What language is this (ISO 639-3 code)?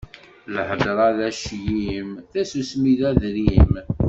kab